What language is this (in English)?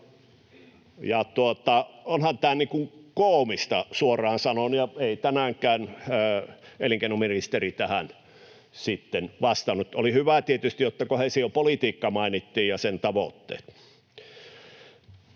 Finnish